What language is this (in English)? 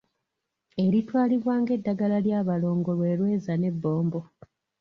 Ganda